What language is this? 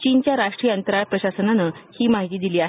Marathi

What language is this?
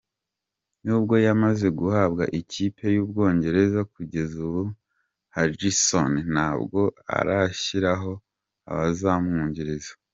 Kinyarwanda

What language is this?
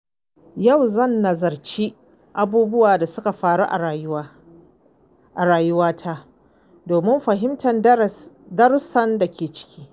Hausa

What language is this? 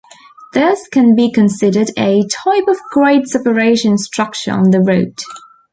English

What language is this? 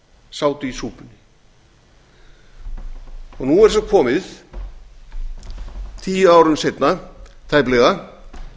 Icelandic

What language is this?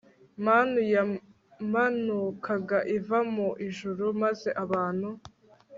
Kinyarwanda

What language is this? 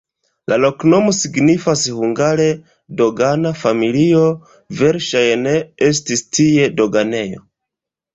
Esperanto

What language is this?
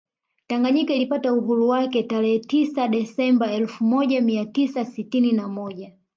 Swahili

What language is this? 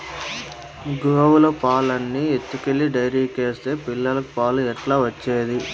Telugu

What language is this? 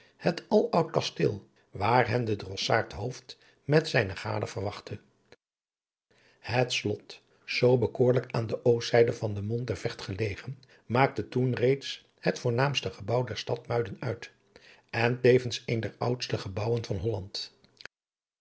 Dutch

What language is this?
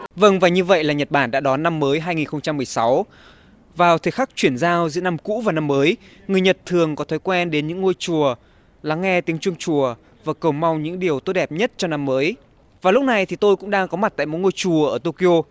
Vietnamese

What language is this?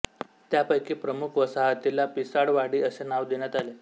Marathi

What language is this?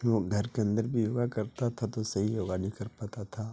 Urdu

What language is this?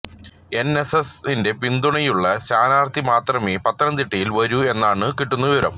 Malayalam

